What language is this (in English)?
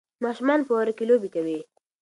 Pashto